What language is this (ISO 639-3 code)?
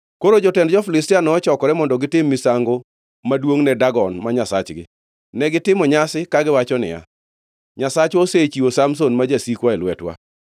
luo